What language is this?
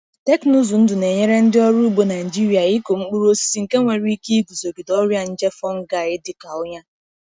Igbo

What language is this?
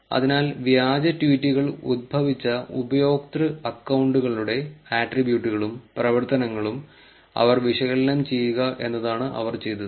Malayalam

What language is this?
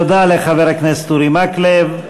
Hebrew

